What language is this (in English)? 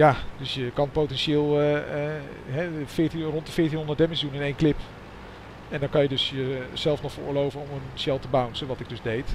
Dutch